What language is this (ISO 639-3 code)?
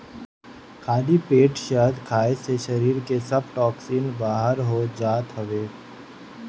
bho